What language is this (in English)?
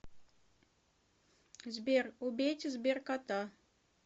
Russian